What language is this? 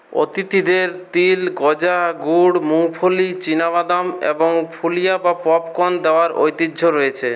Bangla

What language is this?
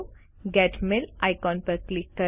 Gujarati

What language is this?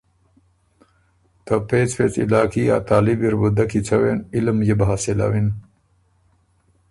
Ormuri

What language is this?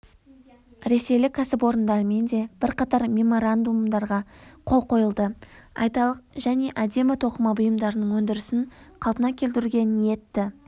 Kazakh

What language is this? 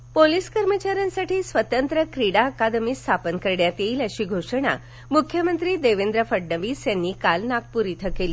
Marathi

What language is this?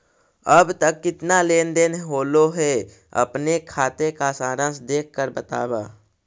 Magahi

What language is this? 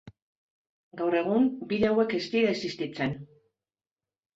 Basque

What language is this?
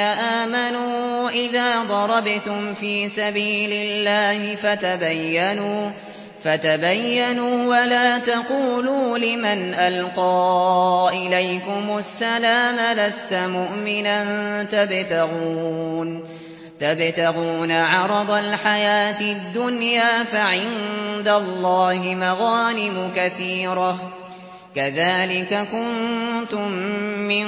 Arabic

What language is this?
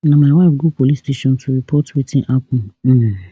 Nigerian Pidgin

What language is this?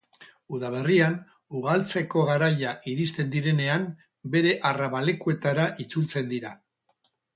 Basque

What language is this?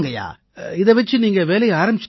Tamil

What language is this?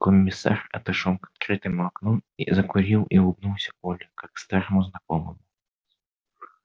Russian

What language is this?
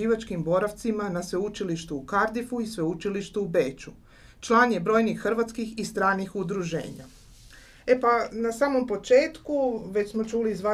Croatian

